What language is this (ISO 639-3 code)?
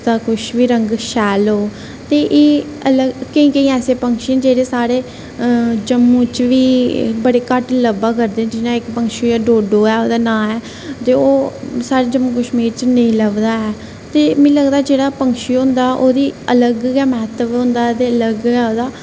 doi